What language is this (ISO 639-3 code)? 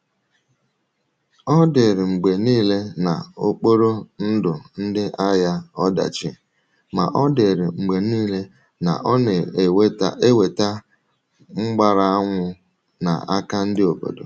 ibo